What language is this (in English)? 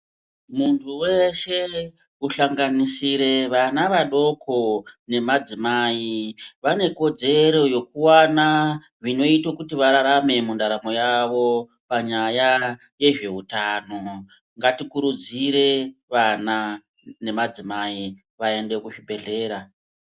Ndau